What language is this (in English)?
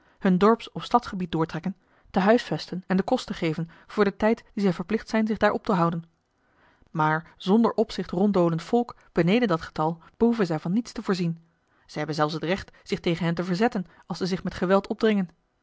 Dutch